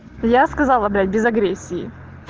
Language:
Russian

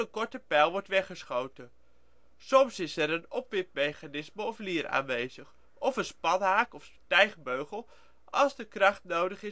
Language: Dutch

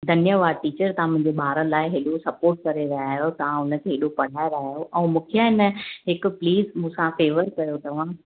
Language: Sindhi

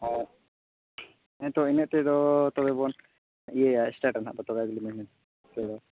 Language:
Santali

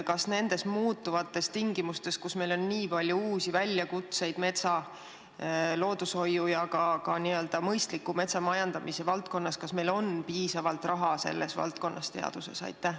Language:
Estonian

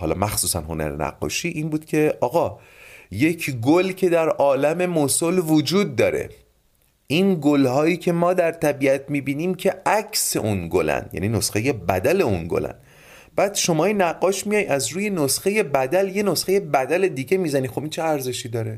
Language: Persian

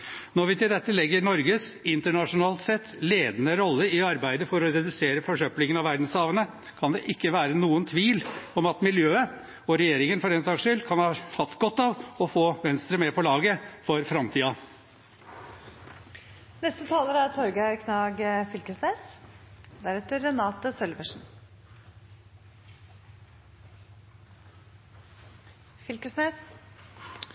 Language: Norwegian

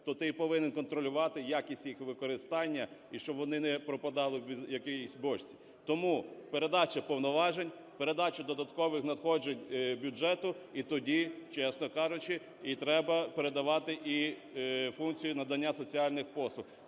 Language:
Ukrainian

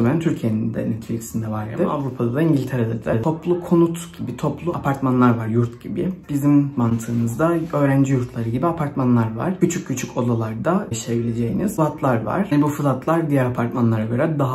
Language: Turkish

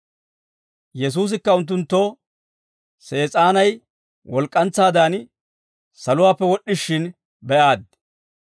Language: Dawro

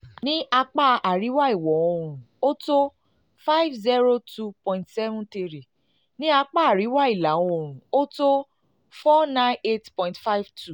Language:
Yoruba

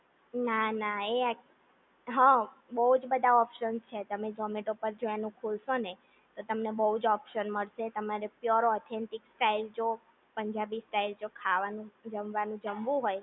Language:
Gujarati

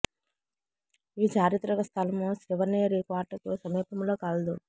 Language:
Telugu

